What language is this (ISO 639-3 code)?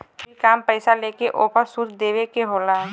bho